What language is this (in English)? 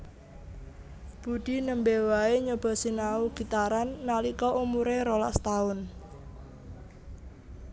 Javanese